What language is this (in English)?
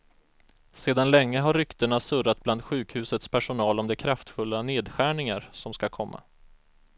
Swedish